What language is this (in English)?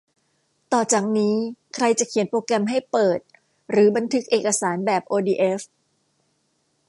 Thai